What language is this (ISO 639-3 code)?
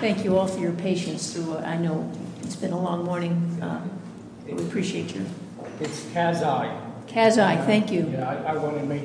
eng